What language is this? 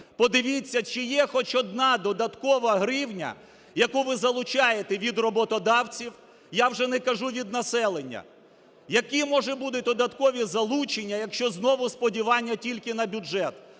Ukrainian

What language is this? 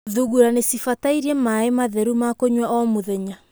Kikuyu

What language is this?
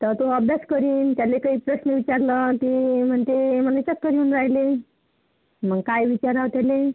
Marathi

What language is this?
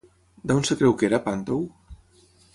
Catalan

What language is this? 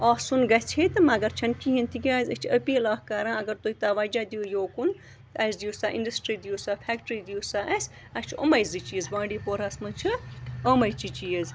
Kashmiri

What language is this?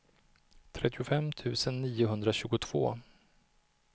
Swedish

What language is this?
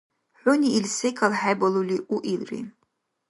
Dargwa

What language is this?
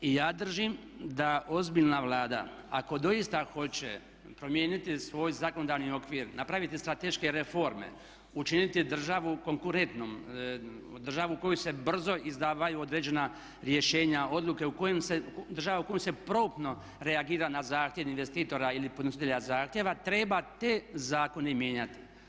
Croatian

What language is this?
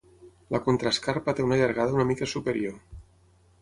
Catalan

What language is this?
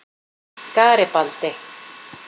Icelandic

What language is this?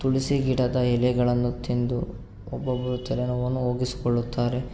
Kannada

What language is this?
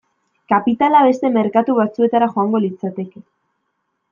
Basque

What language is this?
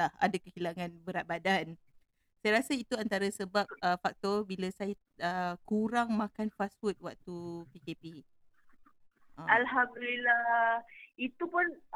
Malay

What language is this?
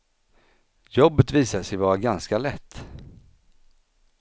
Swedish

